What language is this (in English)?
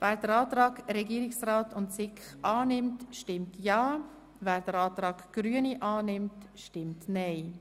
Swiss German